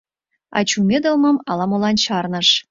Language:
Mari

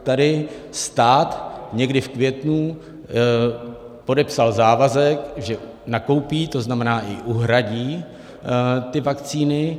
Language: Czech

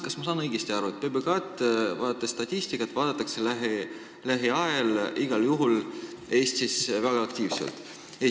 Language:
Estonian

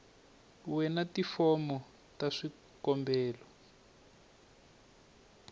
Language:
Tsonga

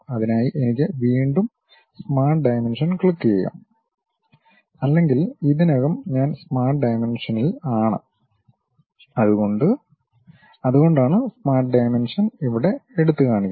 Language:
Malayalam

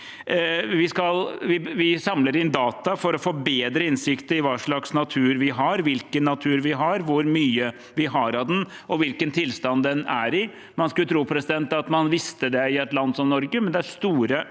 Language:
Norwegian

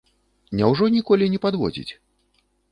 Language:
Belarusian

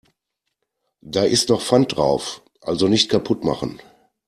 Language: German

